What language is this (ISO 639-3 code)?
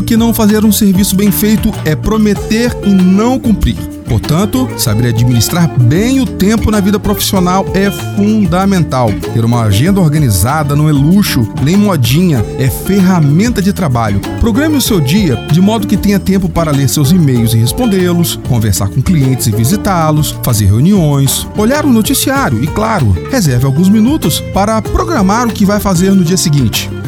por